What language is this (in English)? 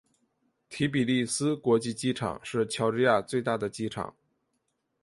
Chinese